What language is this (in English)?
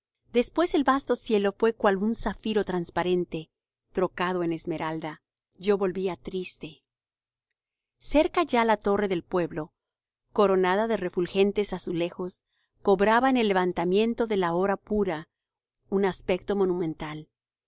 Spanish